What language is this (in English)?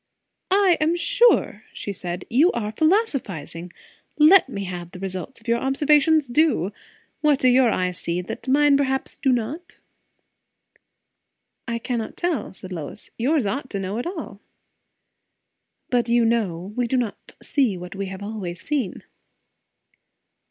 English